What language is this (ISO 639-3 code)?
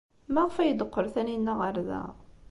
kab